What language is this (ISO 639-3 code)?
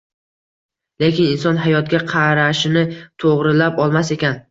uzb